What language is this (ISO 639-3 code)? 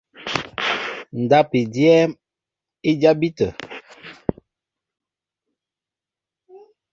mbo